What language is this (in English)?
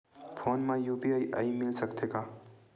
Chhattisgarhi